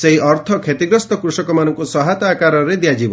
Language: Odia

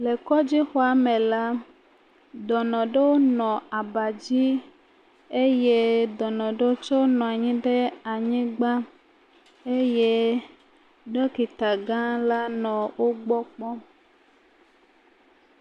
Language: Ewe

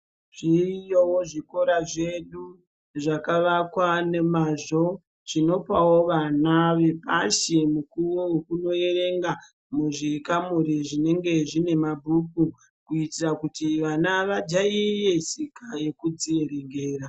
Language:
Ndau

